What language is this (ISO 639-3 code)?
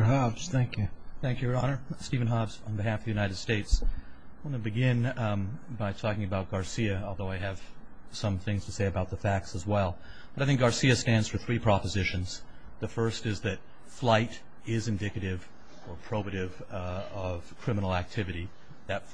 eng